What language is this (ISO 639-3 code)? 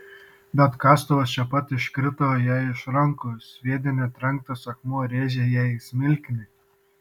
lit